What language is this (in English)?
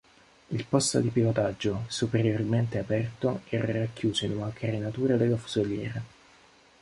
Italian